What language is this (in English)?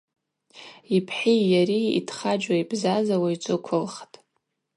Abaza